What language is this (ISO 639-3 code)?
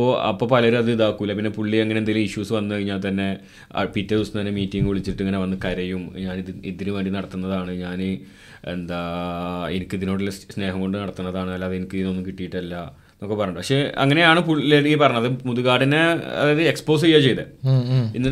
mal